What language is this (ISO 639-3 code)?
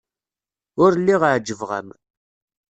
kab